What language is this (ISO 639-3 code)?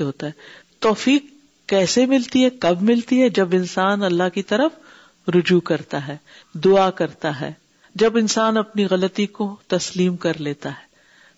urd